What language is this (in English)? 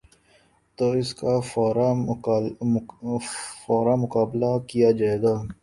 Urdu